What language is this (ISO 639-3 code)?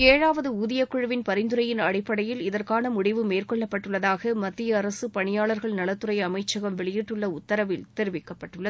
tam